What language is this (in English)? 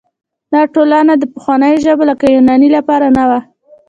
Pashto